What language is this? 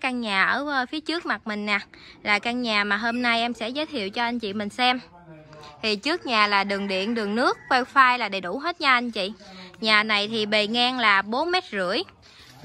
Vietnamese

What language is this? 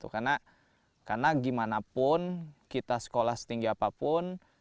Indonesian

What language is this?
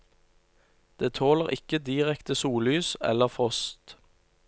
Norwegian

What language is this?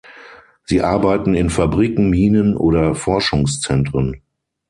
German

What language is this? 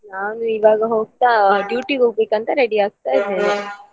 Kannada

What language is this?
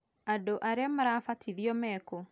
Kikuyu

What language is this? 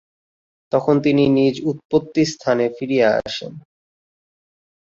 Bangla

